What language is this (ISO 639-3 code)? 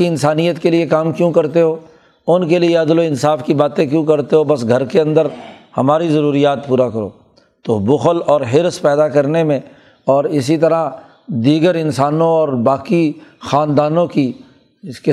urd